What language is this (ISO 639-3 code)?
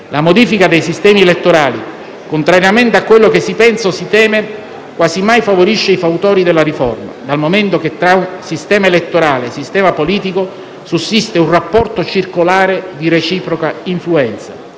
ita